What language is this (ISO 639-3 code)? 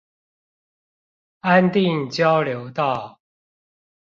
zho